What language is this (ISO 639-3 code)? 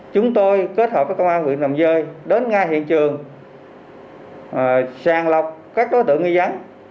vie